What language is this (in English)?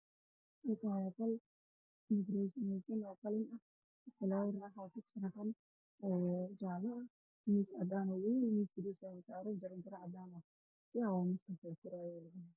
Somali